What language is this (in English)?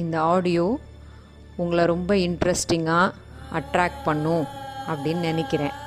Tamil